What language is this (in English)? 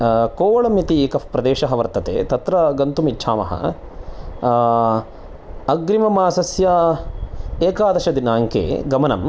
Sanskrit